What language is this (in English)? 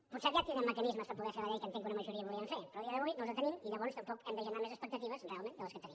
Catalan